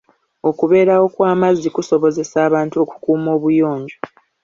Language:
Ganda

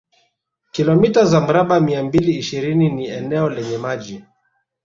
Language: Swahili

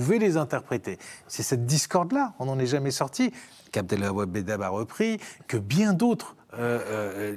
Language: French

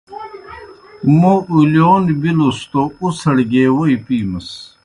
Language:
Kohistani Shina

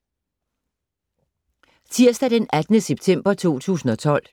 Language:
Danish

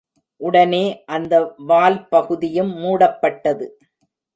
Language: Tamil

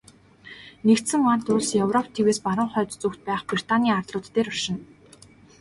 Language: Mongolian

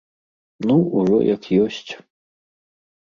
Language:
Belarusian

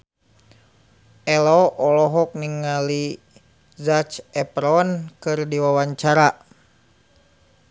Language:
Sundanese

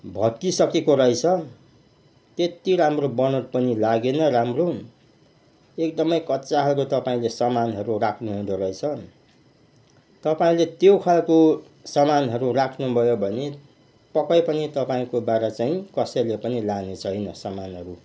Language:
Nepali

